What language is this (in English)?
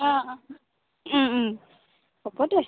Assamese